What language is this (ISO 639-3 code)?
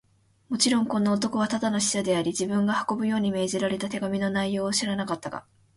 jpn